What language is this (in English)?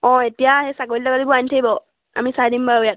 Assamese